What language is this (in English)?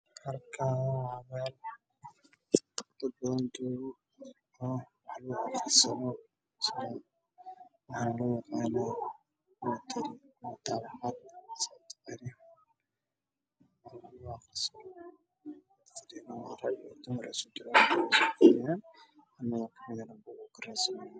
Somali